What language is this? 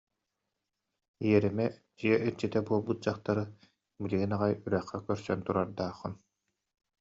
Yakut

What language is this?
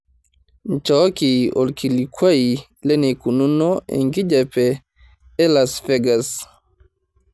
Masai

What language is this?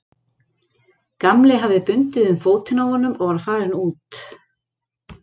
Icelandic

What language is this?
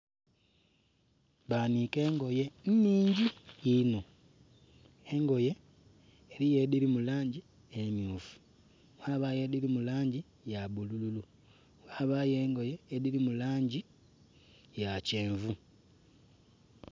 Soga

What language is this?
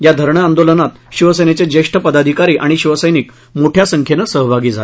Marathi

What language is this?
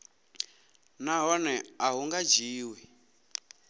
Venda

